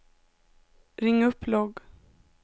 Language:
Swedish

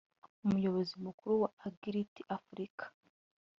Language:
Kinyarwanda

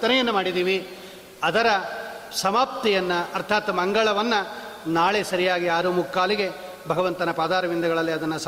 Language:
Kannada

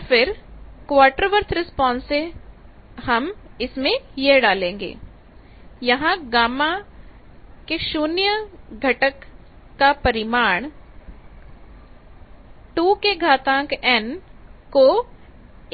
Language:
Hindi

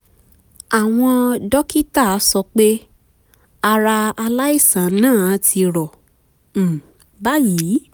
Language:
Yoruba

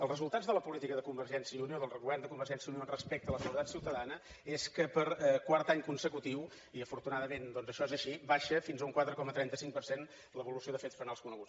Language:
Catalan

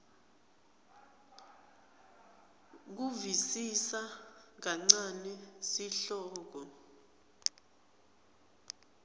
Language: Swati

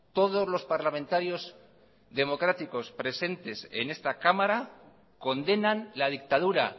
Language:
Spanish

